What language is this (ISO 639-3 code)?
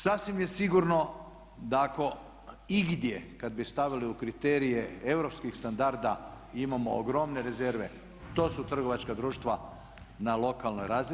hrv